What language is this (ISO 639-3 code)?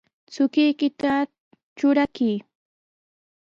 qws